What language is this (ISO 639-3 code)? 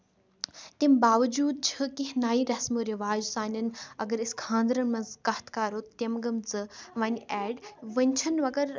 kas